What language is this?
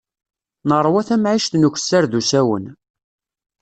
Kabyle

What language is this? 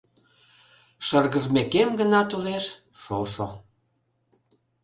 Mari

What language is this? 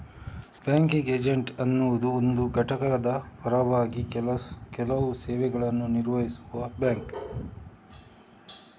Kannada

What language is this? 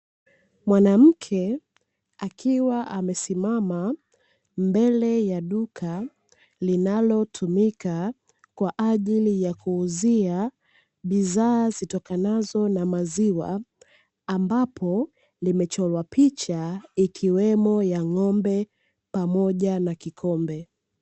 Swahili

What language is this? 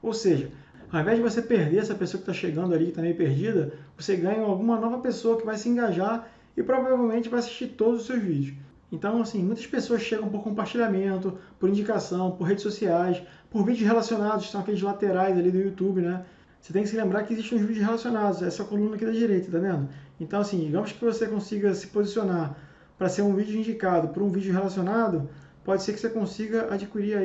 Portuguese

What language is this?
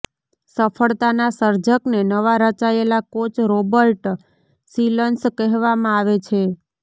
Gujarati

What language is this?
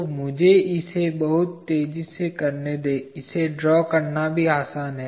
Hindi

